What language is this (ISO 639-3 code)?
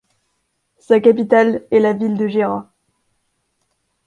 fra